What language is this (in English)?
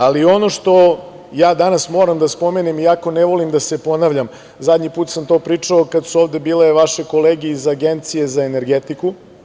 Serbian